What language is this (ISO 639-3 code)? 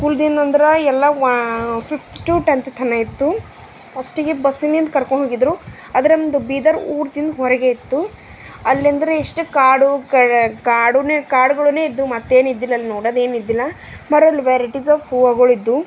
kan